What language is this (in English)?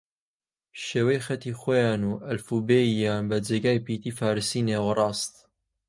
Central Kurdish